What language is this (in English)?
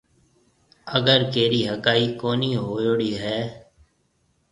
Marwari (Pakistan)